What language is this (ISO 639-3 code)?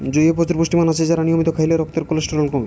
ben